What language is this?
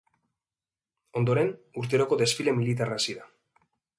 Basque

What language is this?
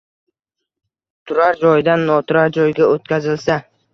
Uzbek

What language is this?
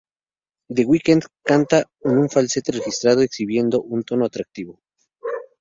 Spanish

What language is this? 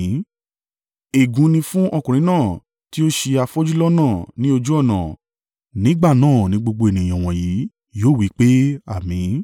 Yoruba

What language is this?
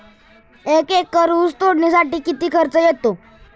Marathi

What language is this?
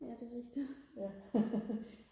Danish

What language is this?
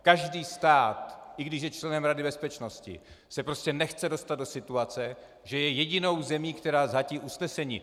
Czech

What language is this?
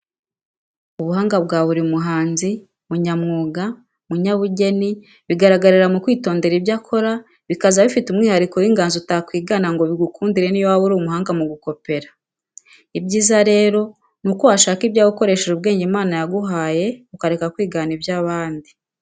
Kinyarwanda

